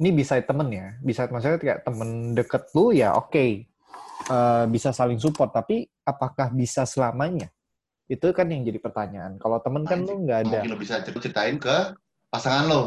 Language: Indonesian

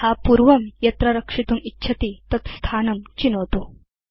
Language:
Sanskrit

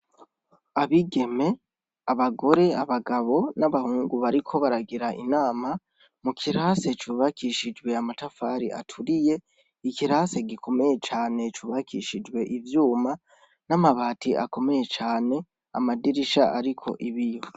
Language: Rundi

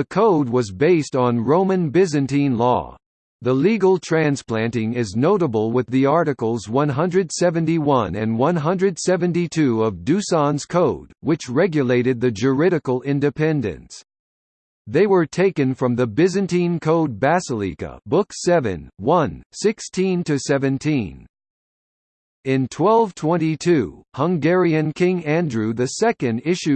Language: English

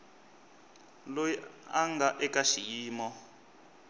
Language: Tsonga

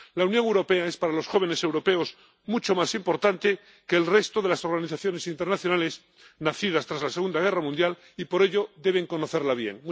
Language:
Spanish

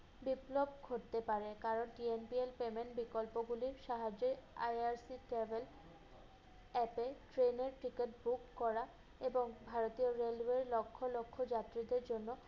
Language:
Bangla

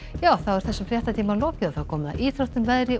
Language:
Icelandic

